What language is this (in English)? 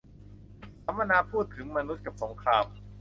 Thai